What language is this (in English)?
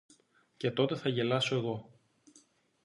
Greek